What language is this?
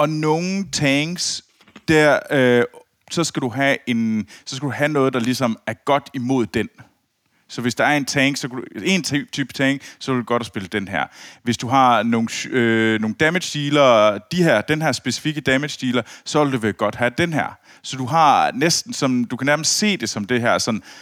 Danish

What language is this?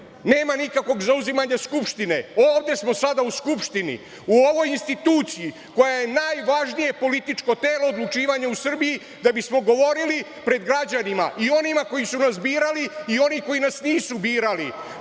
Serbian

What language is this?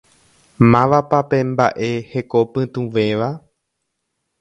Guarani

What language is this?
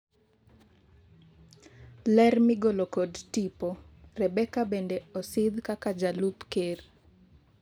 Luo (Kenya and Tanzania)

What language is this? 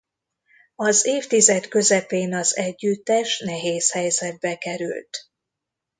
Hungarian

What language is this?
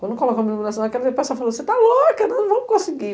Portuguese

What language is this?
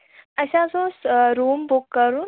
Kashmiri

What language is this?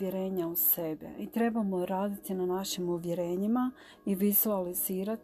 Croatian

